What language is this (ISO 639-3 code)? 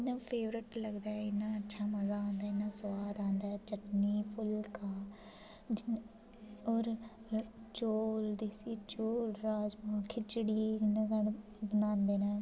doi